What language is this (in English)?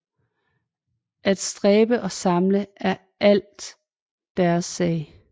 Danish